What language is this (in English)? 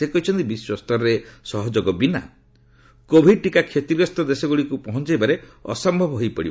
Odia